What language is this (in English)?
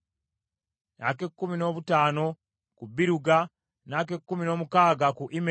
Ganda